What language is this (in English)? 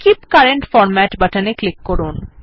Bangla